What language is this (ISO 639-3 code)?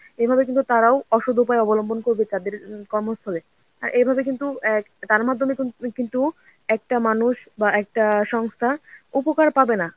ben